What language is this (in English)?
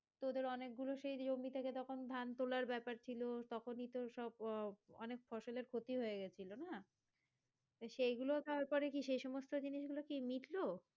Bangla